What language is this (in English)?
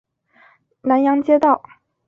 Chinese